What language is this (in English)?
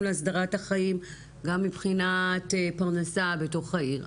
Hebrew